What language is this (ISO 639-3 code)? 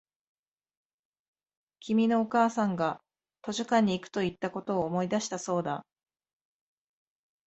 jpn